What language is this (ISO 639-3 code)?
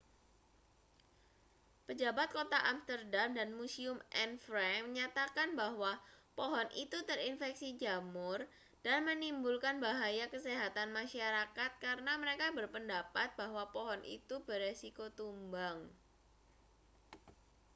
ind